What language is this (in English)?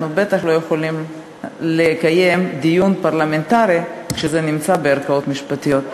Hebrew